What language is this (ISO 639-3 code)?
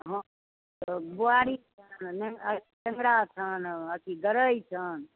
mai